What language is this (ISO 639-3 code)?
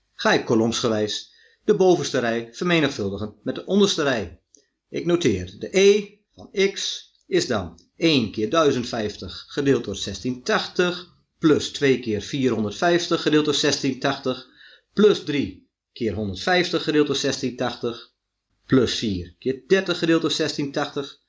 nld